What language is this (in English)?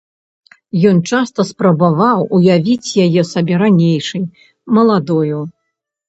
Belarusian